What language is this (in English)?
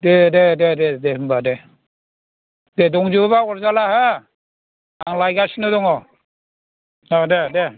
Bodo